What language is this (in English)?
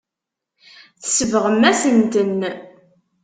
Kabyle